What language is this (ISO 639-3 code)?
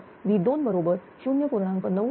mar